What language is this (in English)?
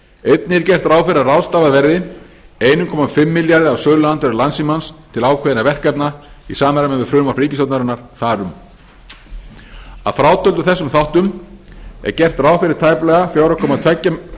Icelandic